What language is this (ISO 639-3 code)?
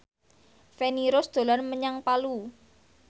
jav